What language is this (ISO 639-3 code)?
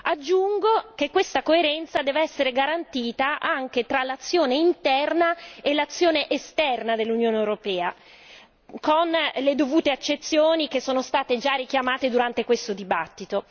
ita